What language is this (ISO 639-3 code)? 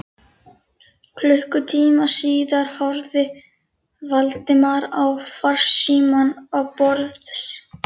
isl